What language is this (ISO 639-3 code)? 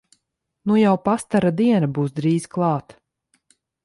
lav